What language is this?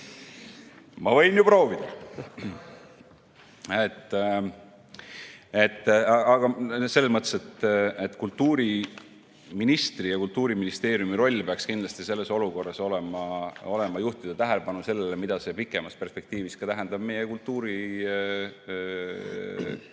Estonian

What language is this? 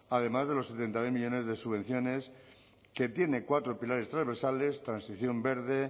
Spanish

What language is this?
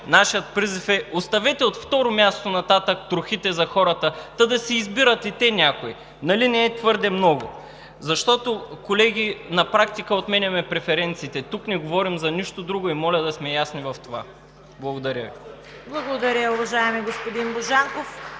Bulgarian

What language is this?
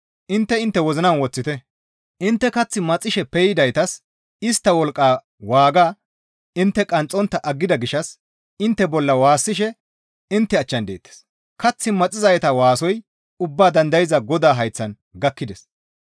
Gamo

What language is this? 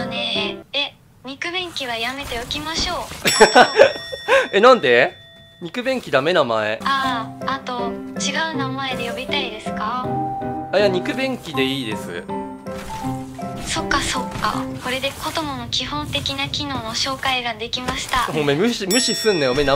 Japanese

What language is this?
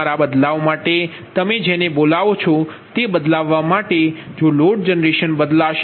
Gujarati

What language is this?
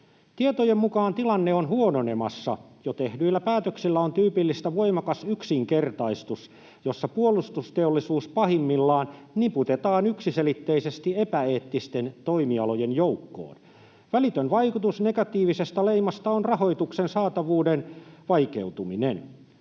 Finnish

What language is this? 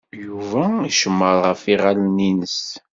Kabyle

